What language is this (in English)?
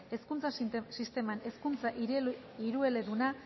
Basque